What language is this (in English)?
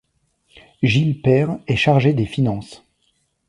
French